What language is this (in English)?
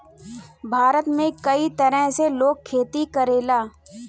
Bhojpuri